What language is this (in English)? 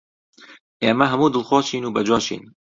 Central Kurdish